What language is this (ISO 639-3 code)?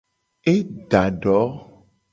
gej